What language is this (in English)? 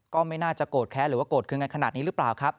Thai